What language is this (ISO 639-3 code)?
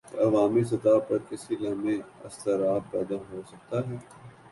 urd